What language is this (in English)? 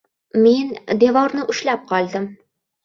Uzbek